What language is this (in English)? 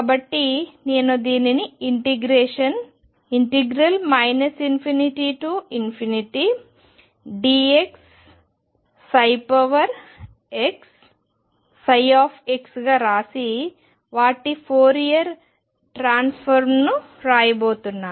Telugu